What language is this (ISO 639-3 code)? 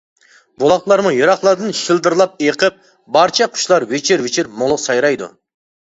uig